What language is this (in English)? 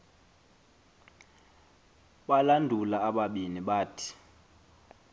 Xhosa